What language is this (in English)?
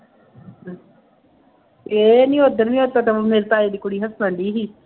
Punjabi